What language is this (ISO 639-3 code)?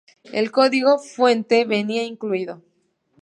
spa